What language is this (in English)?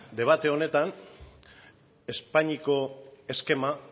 Basque